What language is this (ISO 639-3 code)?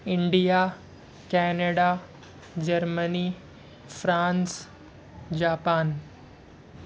urd